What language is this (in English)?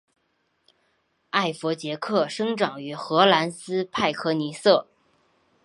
Chinese